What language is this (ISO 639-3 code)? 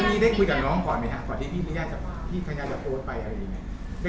tha